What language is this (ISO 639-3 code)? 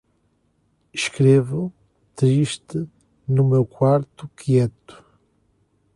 por